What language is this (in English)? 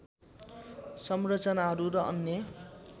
Nepali